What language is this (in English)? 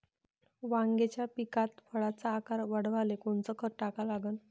Marathi